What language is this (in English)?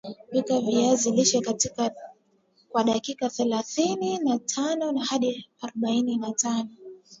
Swahili